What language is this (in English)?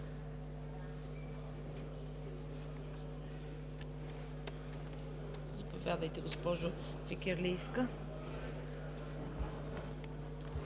Bulgarian